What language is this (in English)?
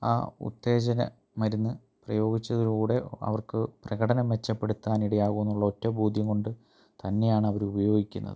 Malayalam